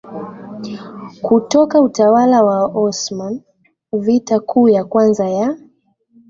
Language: Swahili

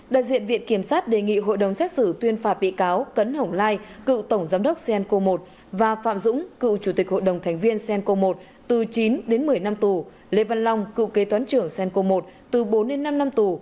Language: Vietnamese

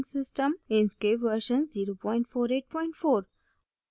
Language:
Hindi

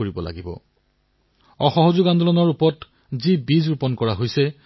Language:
Assamese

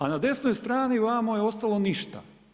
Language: Croatian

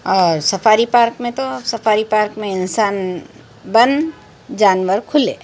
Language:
Urdu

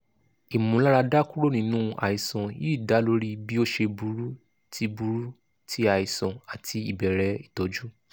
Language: Yoruba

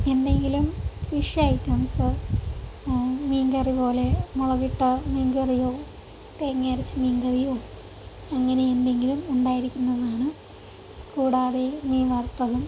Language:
Malayalam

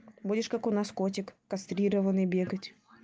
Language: Russian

